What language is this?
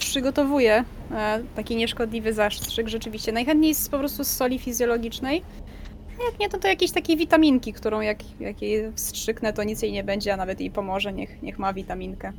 Polish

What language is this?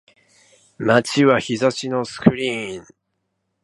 Japanese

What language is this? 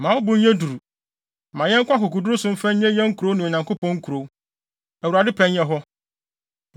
Akan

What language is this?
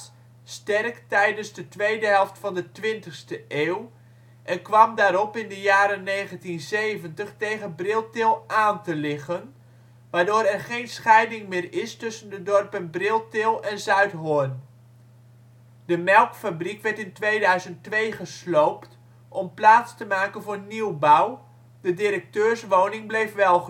Dutch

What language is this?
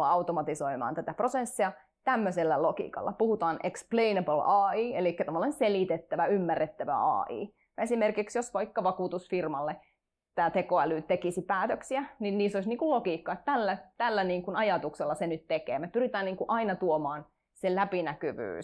Finnish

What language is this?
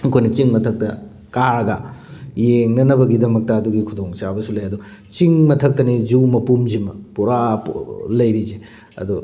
Manipuri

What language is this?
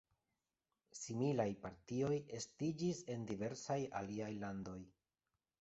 Esperanto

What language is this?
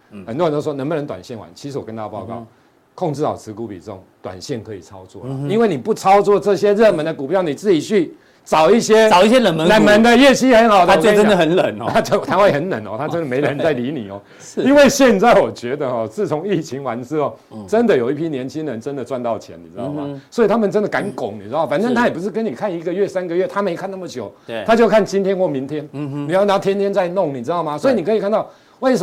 Chinese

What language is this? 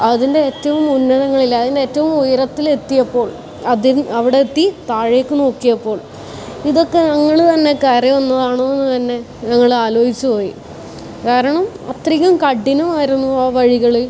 Malayalam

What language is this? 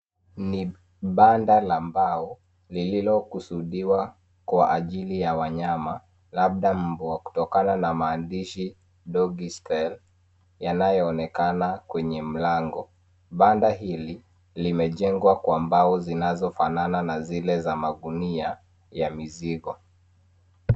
Swahili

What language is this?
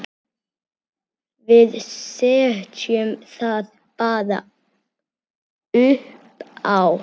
Icelandic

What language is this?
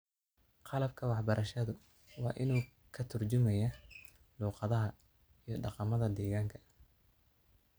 Somali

